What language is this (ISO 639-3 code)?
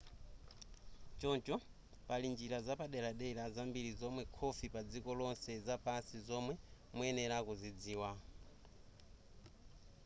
nya